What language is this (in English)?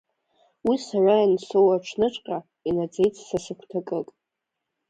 Abkhazian